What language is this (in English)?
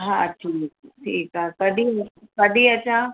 Sindhi